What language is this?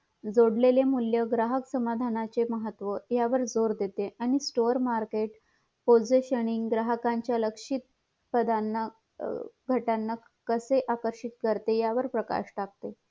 Marathi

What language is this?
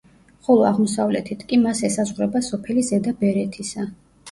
Georgian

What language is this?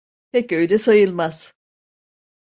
Turkish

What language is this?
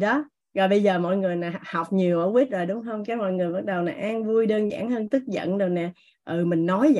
Vietnamese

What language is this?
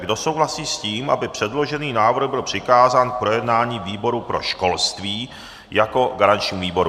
Czech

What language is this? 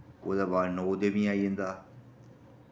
Dogri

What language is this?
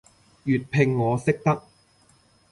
Cantonese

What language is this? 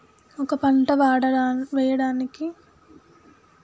Telugu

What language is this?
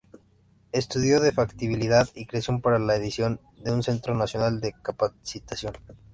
Spanish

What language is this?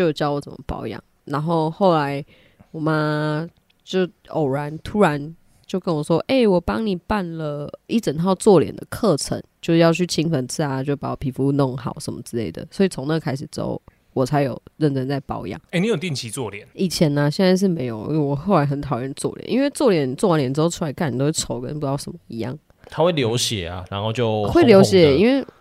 Chinese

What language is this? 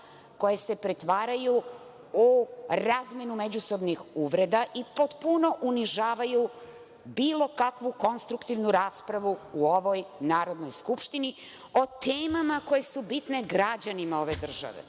Serbian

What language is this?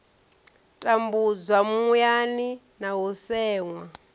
Venda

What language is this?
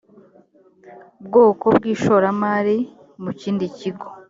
Kinyarwanda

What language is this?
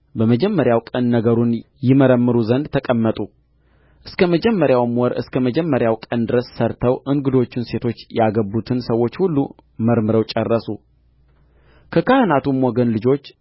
Amharic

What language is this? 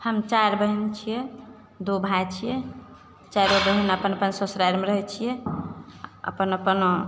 Maithili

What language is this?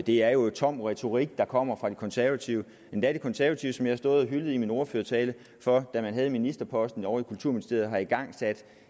Danish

